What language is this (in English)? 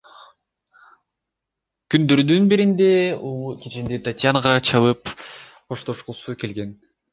Kyrgyz